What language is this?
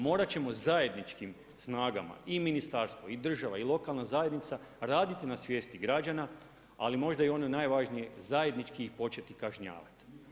Croatian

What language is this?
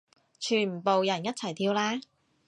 Cantonese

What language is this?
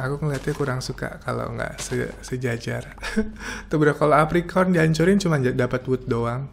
Indonesian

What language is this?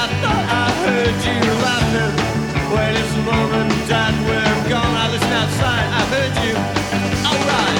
French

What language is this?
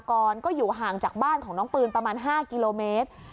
Thai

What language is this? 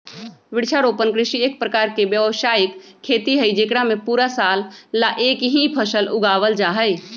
Magahi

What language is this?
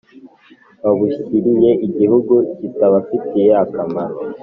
Kinyarwanda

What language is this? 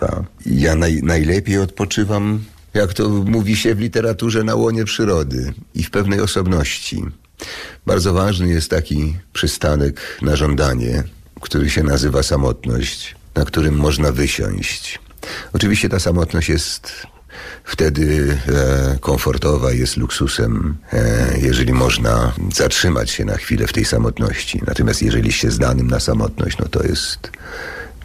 Polish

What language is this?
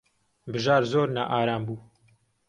Central Kurdish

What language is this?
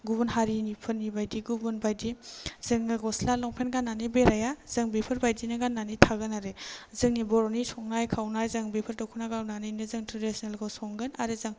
Bodo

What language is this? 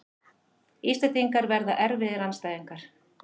Icelandic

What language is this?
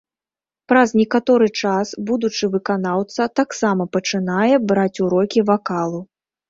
Belarusian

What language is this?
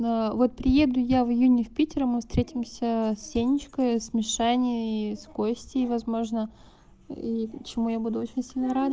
Russian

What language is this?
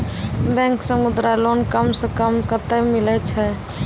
Maithili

